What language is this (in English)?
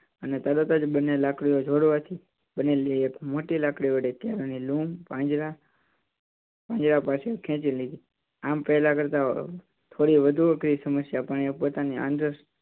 Gujarati